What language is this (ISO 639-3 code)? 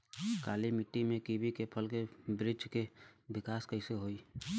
bho